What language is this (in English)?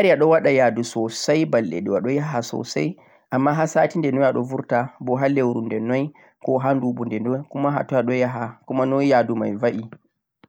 Central-Eastern Niger Fulfulde